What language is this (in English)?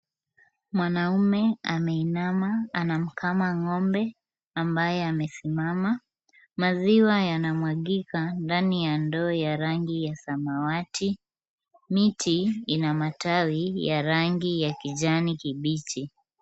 Swahili